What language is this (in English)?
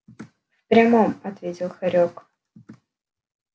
Russian